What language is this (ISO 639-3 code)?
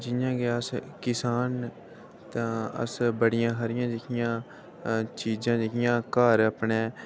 doi